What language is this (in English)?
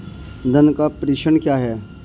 Hindi